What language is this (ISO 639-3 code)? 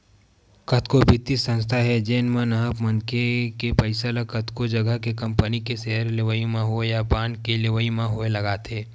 hne